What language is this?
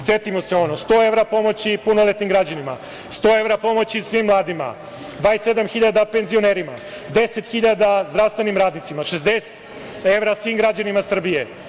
Serbian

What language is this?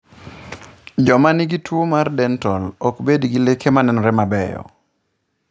Luo (Kenya and Tanzania)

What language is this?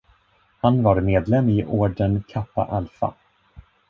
Swedish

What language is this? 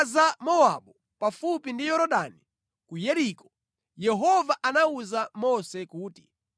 Nyanja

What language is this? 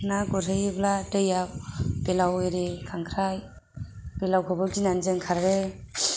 Bodo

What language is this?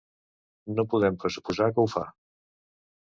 Catalan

